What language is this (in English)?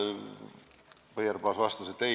Estonian